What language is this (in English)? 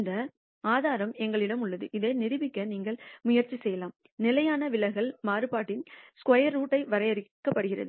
Tamil